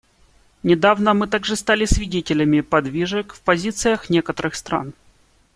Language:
Russian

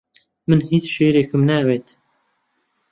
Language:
Central Kurdish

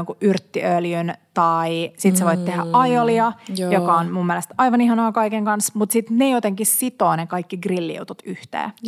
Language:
Finnish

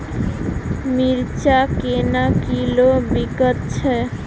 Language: Maithili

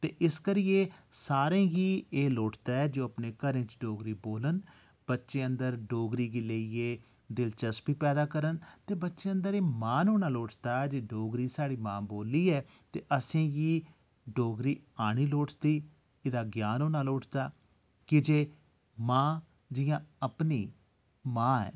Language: Dogri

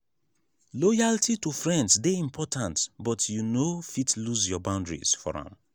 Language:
Nigerian Pidgin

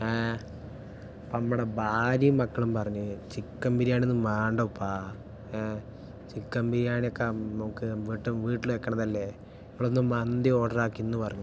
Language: Malayalam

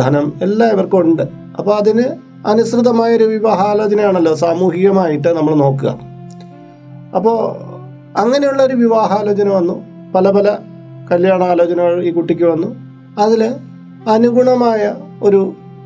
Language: Malayalam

